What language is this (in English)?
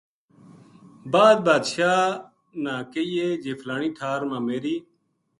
Gujari